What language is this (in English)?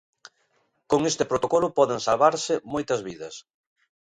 Galician